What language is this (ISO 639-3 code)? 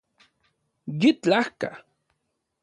ncx